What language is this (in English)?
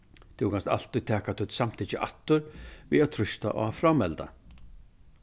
Faroese